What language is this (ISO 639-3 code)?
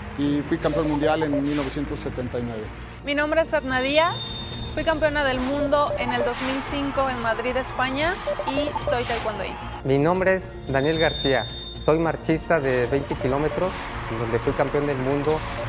spa